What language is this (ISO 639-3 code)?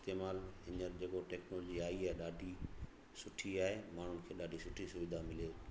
snd